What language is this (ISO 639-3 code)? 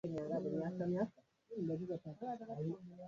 swa